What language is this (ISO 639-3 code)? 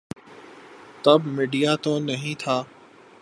urd